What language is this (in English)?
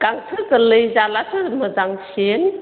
Bodo